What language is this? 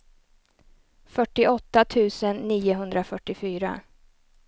Swedish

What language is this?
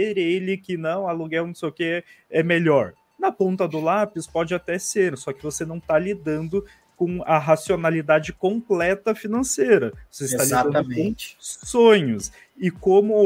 Portuguese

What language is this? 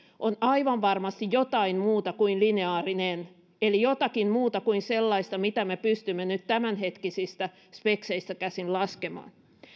Finnish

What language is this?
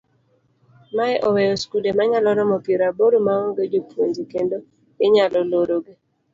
Luo (Kenya and Tanzania)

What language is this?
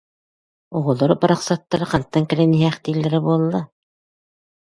Yakut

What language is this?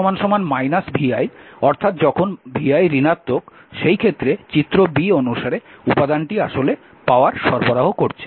Bangla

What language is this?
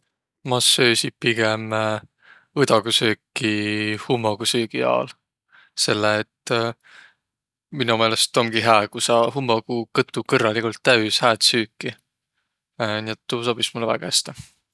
Võro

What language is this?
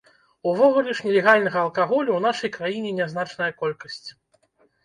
Belarusian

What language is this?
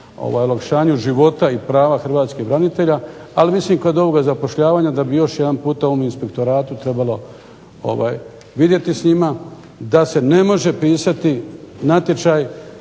Croatian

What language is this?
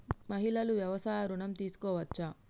Telugu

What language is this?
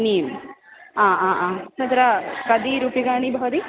Sanskrit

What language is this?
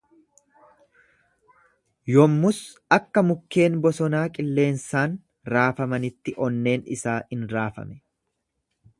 Oromo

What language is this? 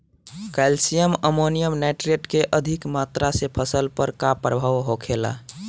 Bhojpuri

